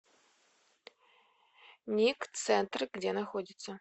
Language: Russian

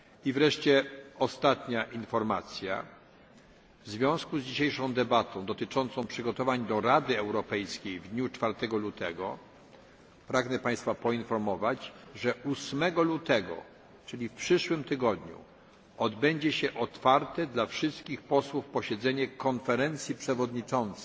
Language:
Polish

